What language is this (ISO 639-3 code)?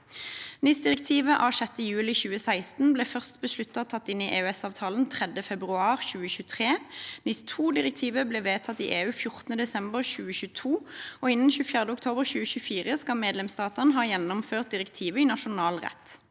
nor